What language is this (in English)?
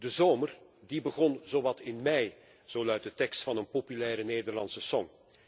Dutch